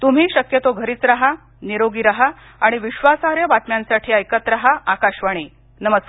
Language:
Marathi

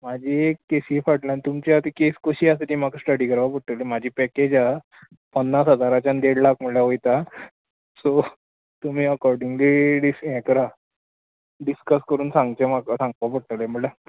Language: Konkani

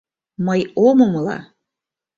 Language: Mari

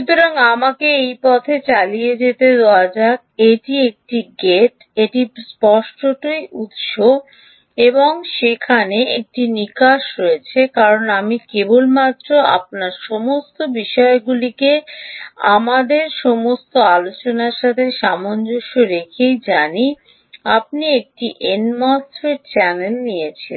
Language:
Bangla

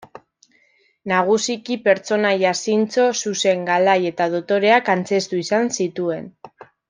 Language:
Basque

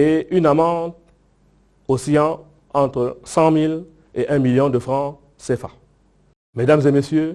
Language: French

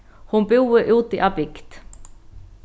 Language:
Faroese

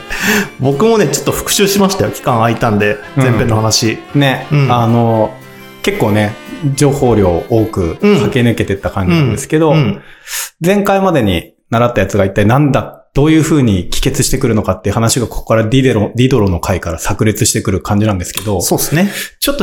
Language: Japanese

